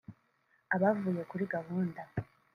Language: Kinyarwanda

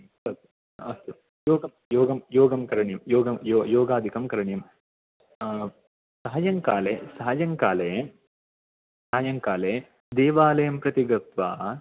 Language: Sanskrit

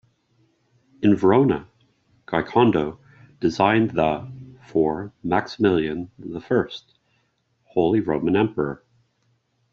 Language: English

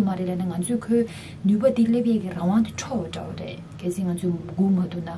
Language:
Korean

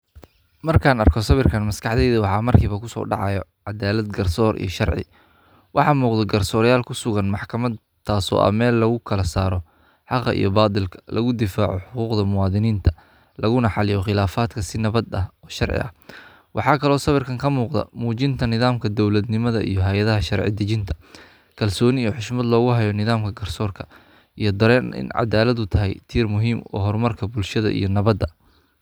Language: Somali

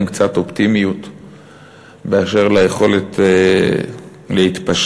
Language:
Hebrew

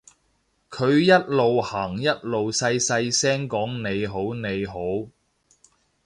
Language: Cantonese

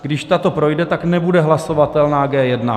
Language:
Czech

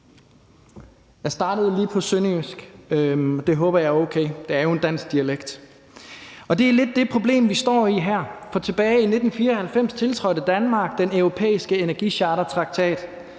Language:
Danish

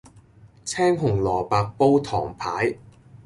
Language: Cantonese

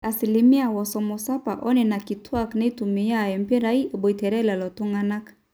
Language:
Masai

